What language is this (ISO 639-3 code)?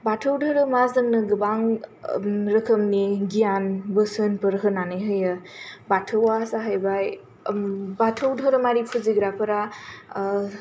brx